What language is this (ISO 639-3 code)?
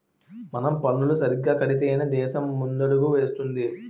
tel